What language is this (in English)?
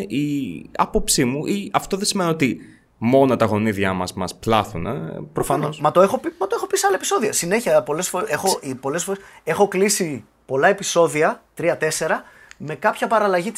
Greek